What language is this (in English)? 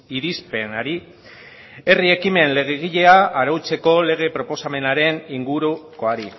Basque